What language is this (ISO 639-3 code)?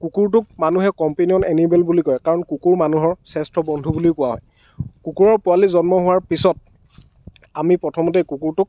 asm